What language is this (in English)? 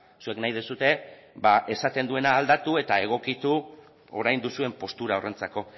Basque